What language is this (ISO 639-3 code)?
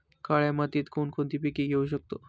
mar